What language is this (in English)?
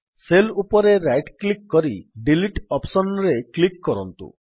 Odia